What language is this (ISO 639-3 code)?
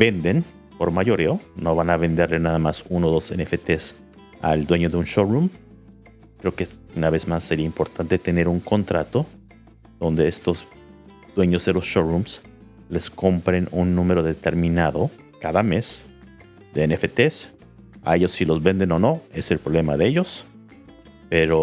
spa